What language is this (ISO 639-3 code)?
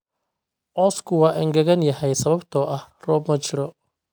som